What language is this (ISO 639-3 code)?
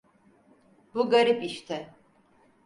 tur